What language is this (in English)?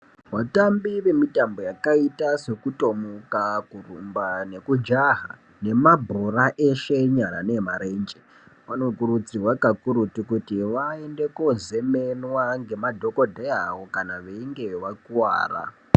Ndau